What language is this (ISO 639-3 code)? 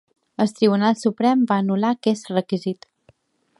cat